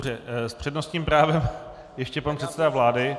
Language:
Czech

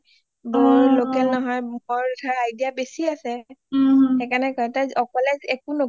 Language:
Assamese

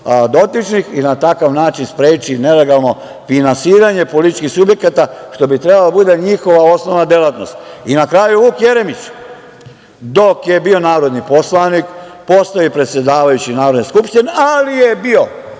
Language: Serbian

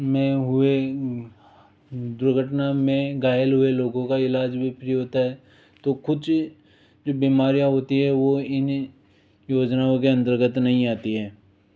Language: Hindi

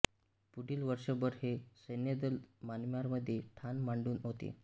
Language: Marathi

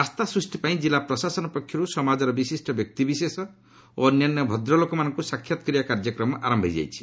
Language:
Odia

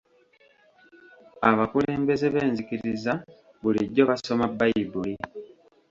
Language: Ganda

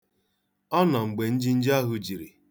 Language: Igbo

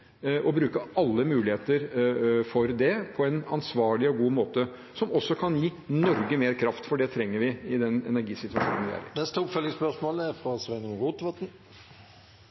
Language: Norwegian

